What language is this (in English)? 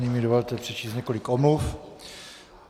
Czech